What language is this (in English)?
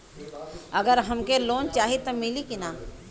Bhojpuri